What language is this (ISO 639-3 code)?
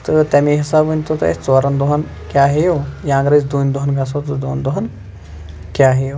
kas